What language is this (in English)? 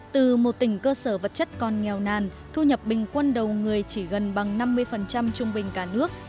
Vietnamese